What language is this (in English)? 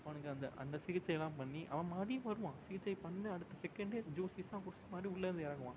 Tamil